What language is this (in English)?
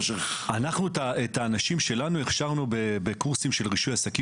Hebrew